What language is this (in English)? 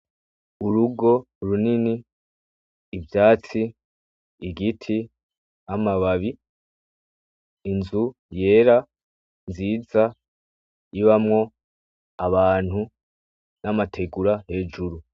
Rundi